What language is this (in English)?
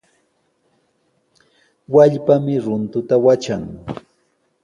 Sihuas Ancash Quechua